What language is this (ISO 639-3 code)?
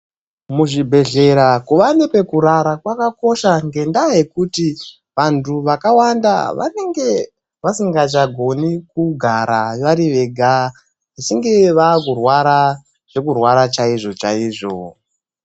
ndc